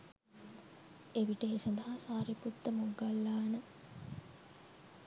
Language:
Sinhala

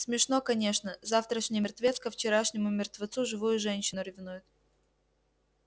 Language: Russian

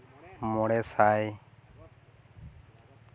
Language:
Santali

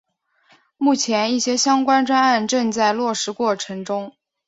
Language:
Chinese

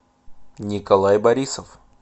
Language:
Russian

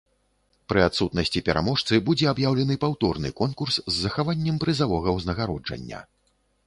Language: Belarusian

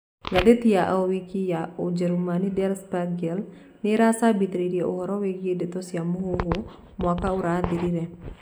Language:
Kikuyu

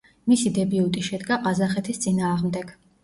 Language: Georgian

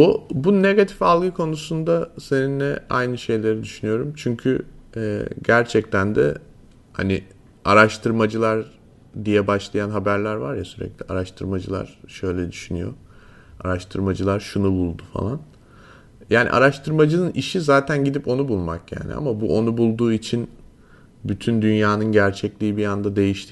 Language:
Turkish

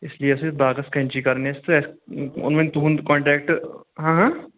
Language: Kashmiri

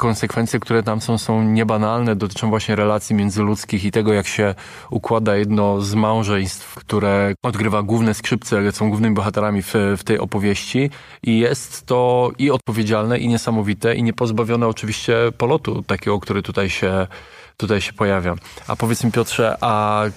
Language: Polish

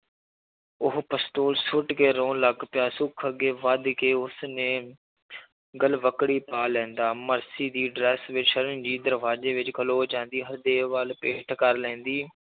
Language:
Punjabi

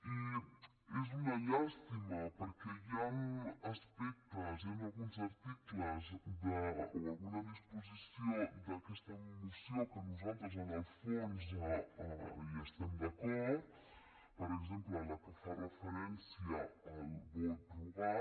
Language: Catalan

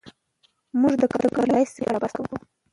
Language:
Pashto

